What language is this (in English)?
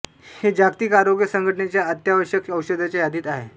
Marathi